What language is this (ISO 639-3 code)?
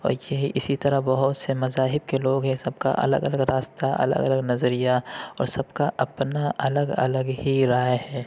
urd